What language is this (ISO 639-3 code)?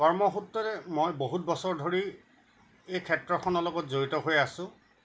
asm